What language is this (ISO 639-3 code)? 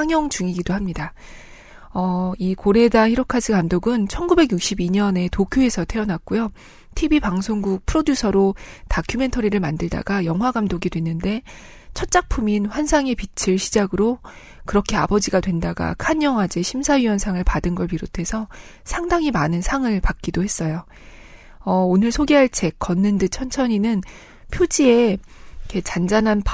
kor